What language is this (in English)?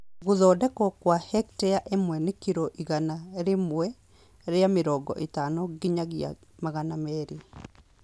Kikuyu